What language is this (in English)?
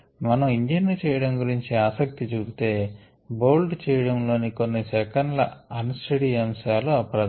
Telugu